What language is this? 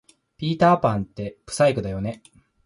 Japanese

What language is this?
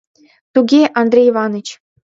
Mari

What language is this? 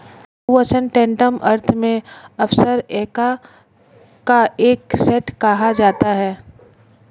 Hindi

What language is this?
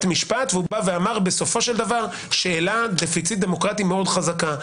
Hebrew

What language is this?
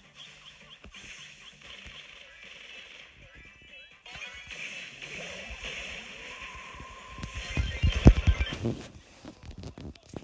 German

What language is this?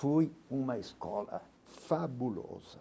Portuguese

